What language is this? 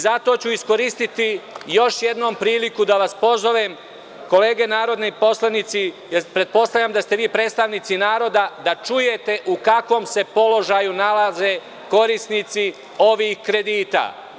Serbian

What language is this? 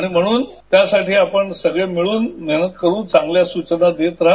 Marathi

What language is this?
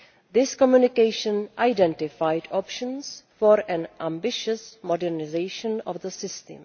English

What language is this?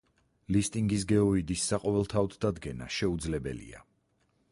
Georgian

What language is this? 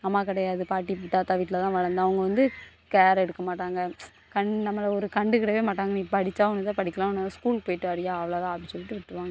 Tamil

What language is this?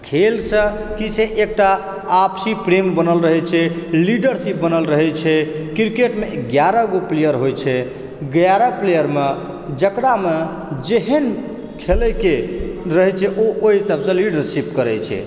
Maithili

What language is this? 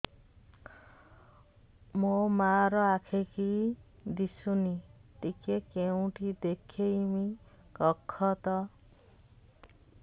Odia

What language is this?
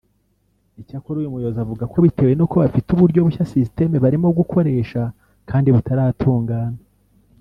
Kinyarwanda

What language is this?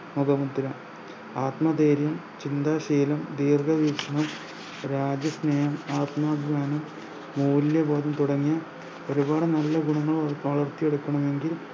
Malayalam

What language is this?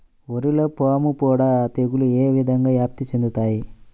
Telugu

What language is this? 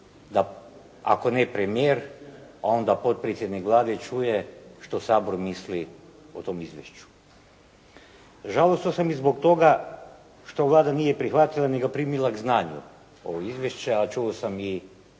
Croatian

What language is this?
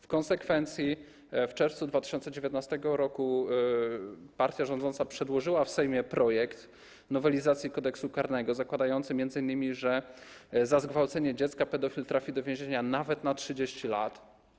Polish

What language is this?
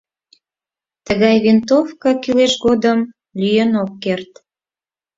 Mari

